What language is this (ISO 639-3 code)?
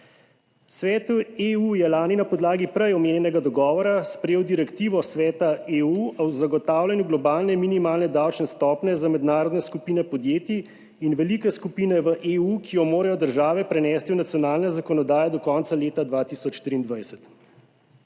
slv